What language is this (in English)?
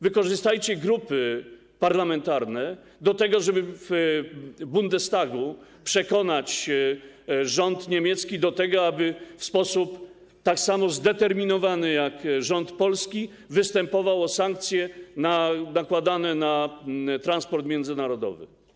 Polish